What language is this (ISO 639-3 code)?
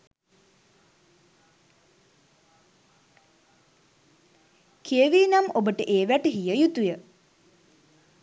sin